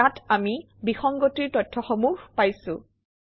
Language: Assamese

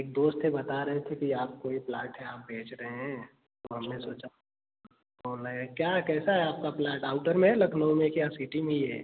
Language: Hindi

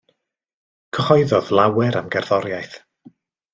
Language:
Welsh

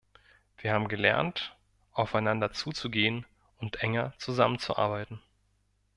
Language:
German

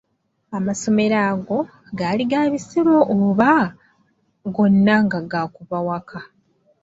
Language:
Ganda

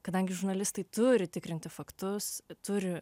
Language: Lithuanian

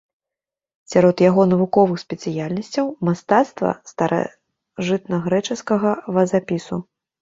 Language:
Belarusian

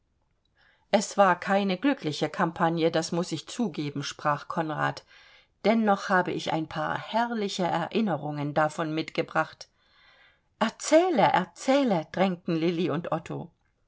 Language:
German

